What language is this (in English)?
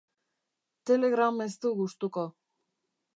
Basque